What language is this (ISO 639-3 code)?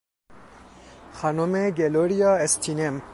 fas